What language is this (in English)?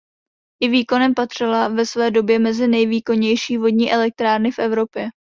Czech